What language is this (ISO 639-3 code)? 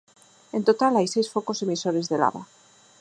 glg